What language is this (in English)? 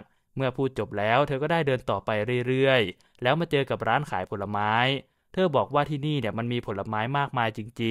Thai